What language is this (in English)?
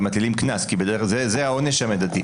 Hebrew